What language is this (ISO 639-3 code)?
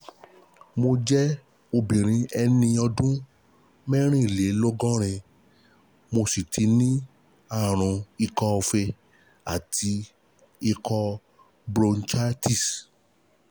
yor